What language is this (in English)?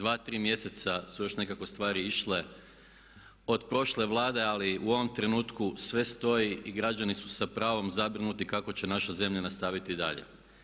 Croatian